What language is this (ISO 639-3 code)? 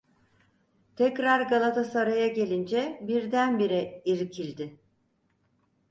tur